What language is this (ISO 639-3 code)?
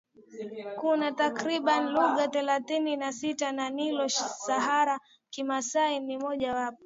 swa